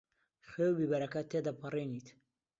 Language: Central Kurdish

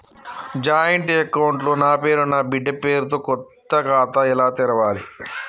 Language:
Telugu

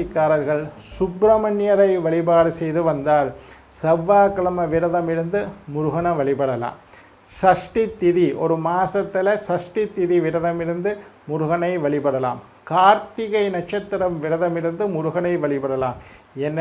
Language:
Indonesian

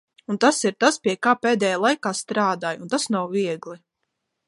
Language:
Latvian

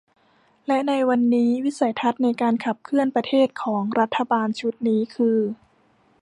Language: Thai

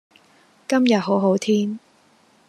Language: Cantonese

